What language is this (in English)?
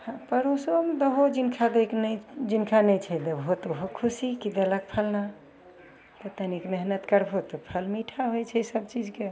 Maithili